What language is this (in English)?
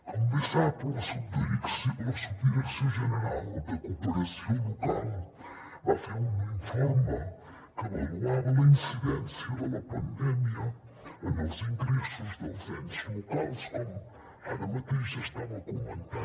Catalan